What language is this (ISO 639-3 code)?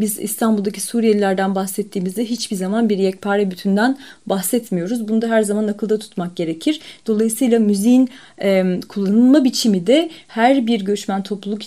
tur